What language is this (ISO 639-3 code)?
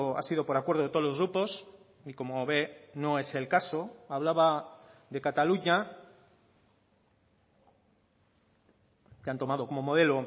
spa